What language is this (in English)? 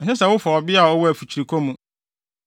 Akan